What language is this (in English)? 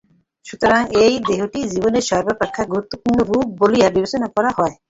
Bangla